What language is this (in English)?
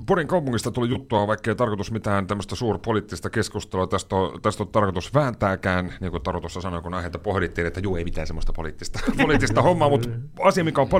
Finnish